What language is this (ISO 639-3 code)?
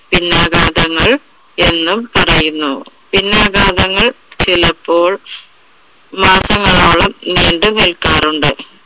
mal